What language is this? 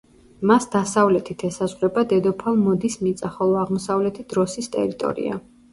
Georgian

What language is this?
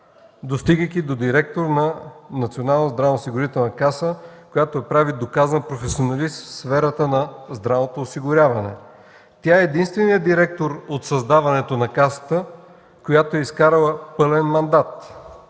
Bulgarian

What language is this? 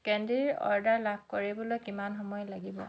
Assamese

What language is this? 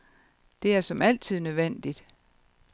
Danish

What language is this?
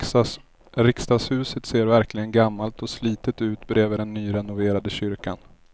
Swedish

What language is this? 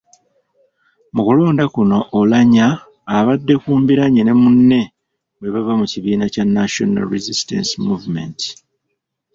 Ganda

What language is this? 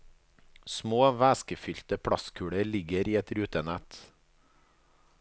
Norwegian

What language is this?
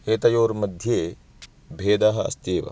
Sanskrit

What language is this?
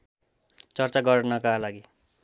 Nepali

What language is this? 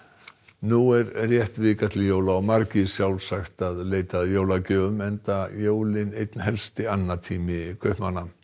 Icelandic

